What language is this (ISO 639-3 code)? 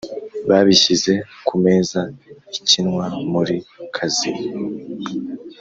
kin